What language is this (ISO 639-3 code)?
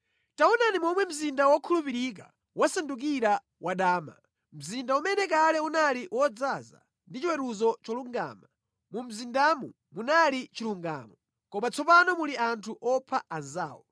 nya